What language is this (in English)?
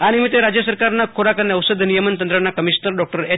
Gujarati